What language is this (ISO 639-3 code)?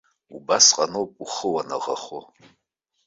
abk